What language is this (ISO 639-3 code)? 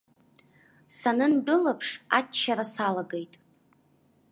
abk